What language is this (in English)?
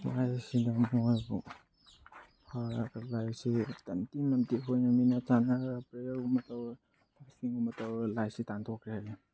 Manipuri